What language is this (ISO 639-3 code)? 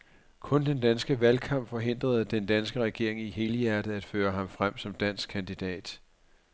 dan